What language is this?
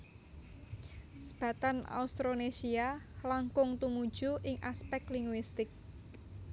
Javanese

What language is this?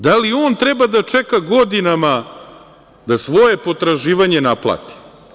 Serbian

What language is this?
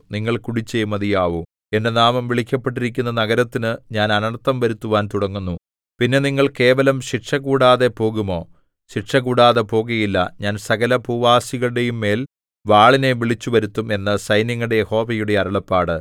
Malayalam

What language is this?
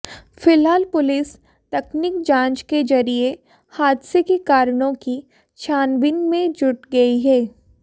Hindi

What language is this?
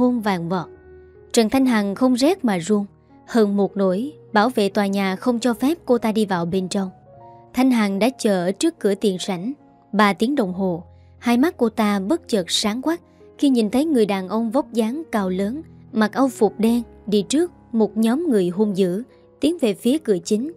Vietnamese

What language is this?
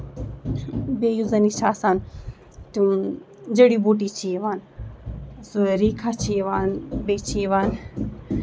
Kashmiri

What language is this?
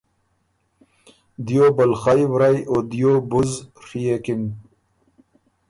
Ormuri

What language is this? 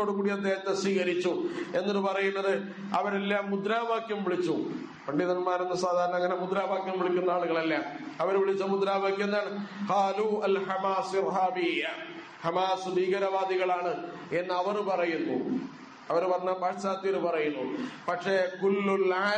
Arabic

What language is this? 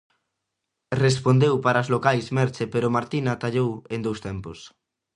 Galician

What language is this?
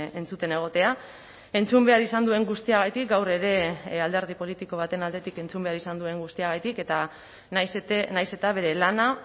Basque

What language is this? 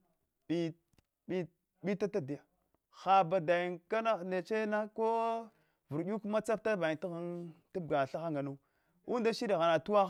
Hwana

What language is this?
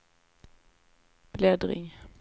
Swedish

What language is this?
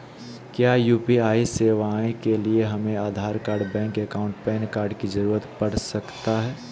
Magahi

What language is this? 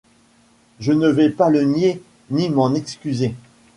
French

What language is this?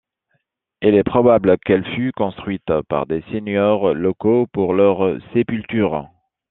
French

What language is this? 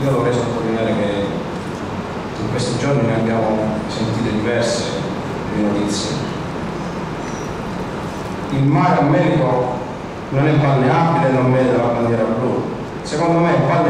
Italian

